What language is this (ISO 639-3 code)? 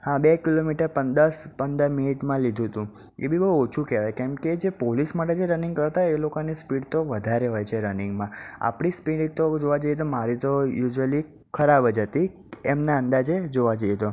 guj